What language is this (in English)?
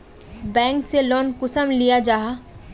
Magahi